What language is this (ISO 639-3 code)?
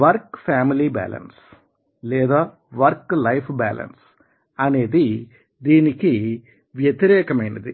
tel